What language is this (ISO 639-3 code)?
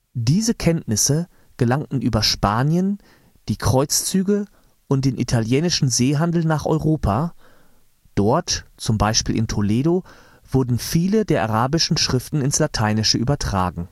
deu